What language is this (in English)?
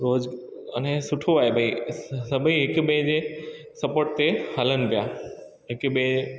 Sindhi